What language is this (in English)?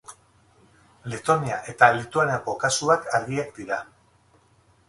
Basque